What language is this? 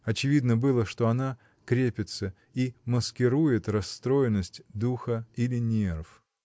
Russian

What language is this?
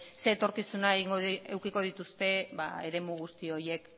Basque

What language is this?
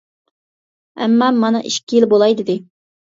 Uyghur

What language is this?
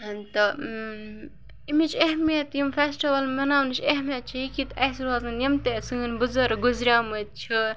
Kashmiri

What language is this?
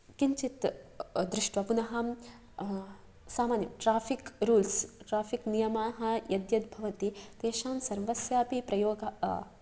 Sanskrit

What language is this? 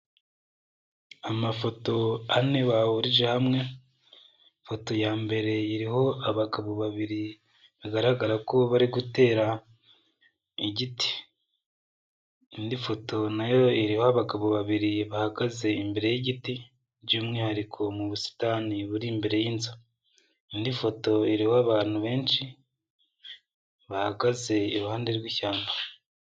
Kinyarwanda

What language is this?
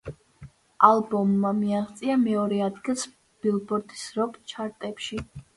Georgian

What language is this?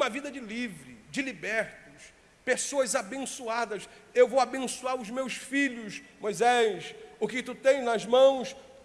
Portuguese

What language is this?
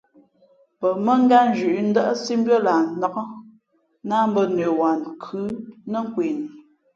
Fe'fe'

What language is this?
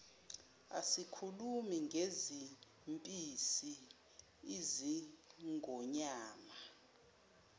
Zulu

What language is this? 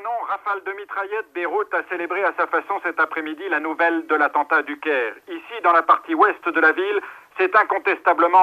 French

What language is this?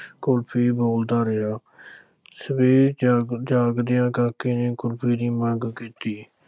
Punjabi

